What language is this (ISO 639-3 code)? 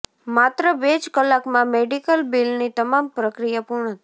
guj